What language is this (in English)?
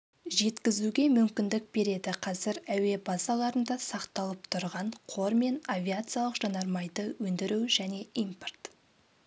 Kazakh